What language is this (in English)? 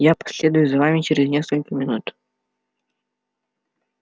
Russian